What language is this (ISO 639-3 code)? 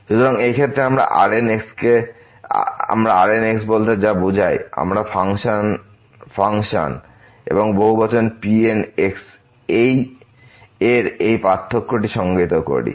ben